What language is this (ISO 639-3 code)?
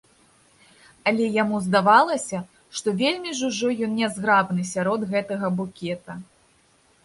bel